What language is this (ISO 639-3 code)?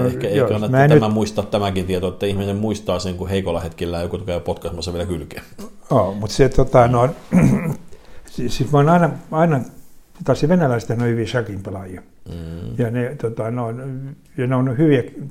fin